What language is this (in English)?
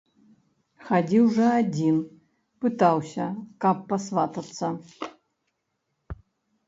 Belarusian